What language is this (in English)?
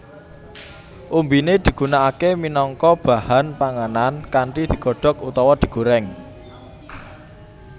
Javanese